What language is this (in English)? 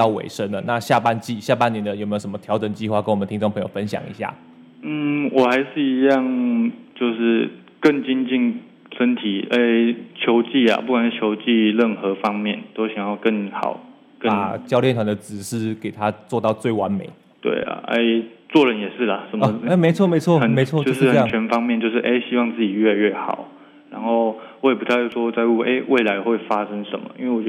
Chinese